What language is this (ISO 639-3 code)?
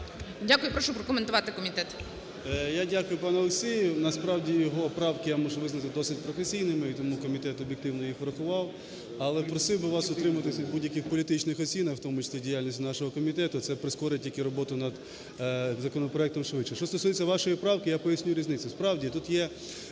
ukr